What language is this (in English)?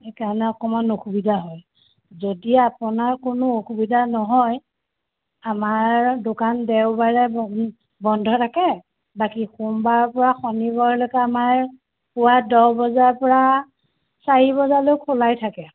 Assamese